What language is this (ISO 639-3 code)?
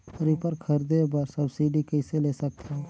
hne